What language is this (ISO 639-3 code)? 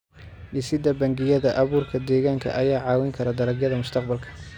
som